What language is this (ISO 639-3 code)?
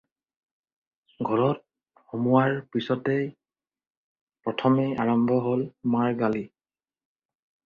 asm